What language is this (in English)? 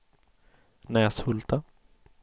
Swedish